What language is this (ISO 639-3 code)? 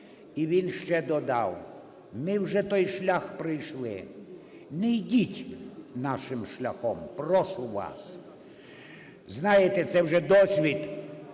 ukr